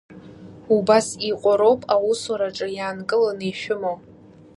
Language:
Abkhazian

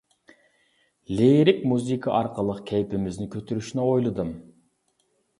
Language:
Uyghur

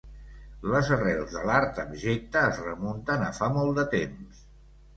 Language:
Catalan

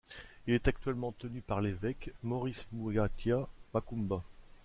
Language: French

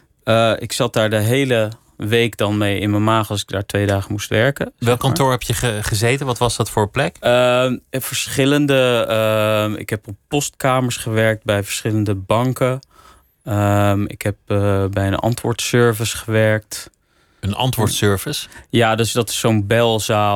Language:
Dutch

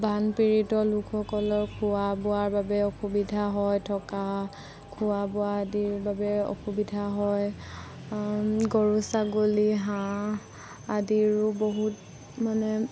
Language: Assamese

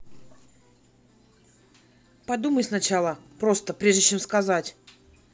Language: Russian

